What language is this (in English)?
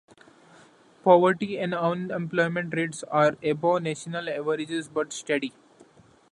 English